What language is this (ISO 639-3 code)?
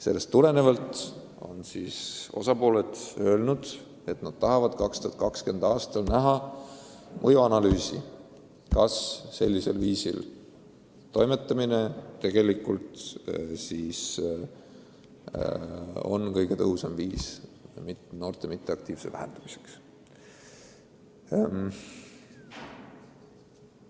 est